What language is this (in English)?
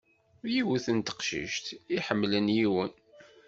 Kabyle